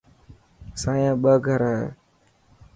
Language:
Dhatki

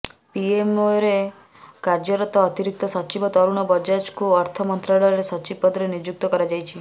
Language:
Odia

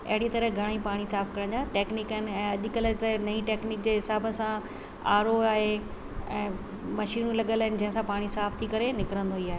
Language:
Sindhi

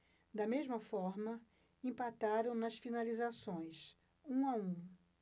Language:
Portuguese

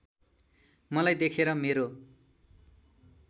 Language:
Nepali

